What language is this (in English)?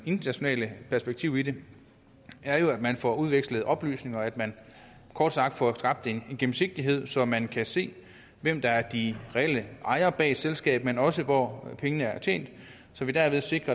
Danish